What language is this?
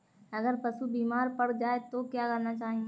Hindi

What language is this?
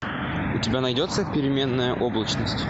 Russian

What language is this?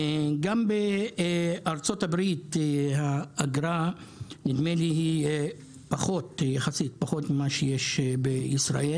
Hebrew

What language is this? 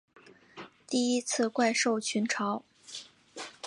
Chinese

